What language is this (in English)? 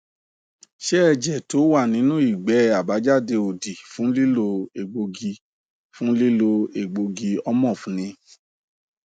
Yoruba